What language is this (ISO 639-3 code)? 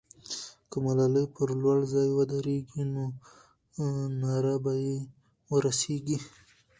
pus